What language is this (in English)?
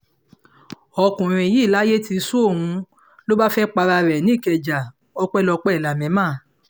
Yoruba